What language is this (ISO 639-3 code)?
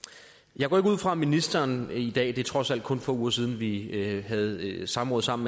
dan